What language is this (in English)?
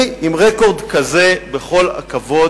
Hebrew